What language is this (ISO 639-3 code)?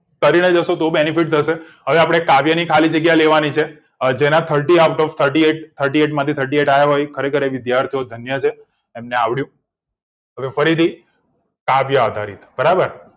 guj